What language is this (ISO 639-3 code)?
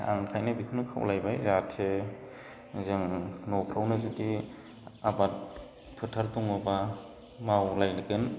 brx